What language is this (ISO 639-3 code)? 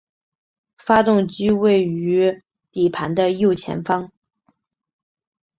zho